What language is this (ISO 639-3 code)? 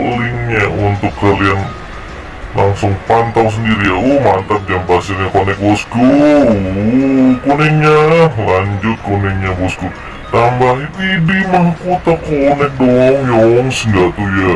ind